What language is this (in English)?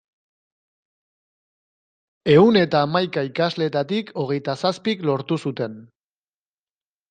Basque